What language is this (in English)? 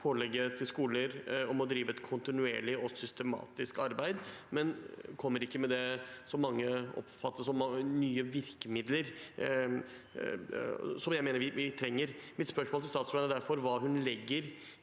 Norwegian